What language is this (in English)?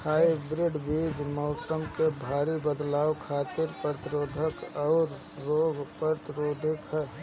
Bhojpuri